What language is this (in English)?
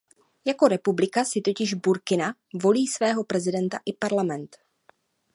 Czech